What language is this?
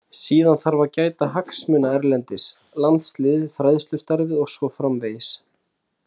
Icelandic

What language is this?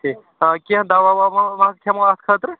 Kashmiri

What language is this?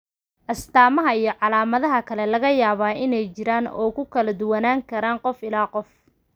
Somali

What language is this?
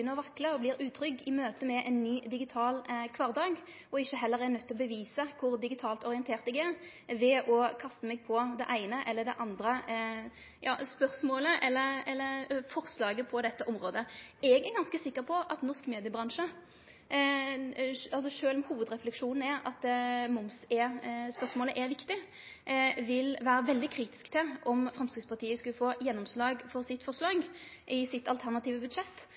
Norwegian Nynorsk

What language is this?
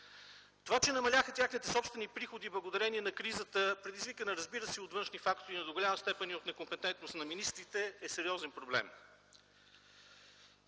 Bulgarian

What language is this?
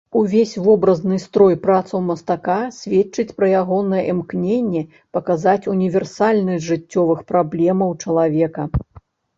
Belarusian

